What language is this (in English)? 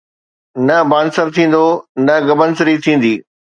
Sindhi